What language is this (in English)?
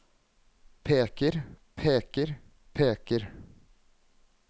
Norwegian